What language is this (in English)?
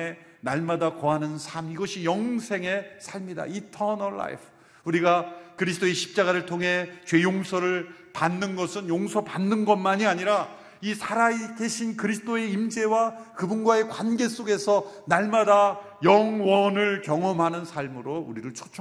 Korean